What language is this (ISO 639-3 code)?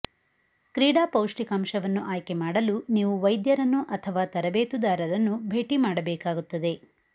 kan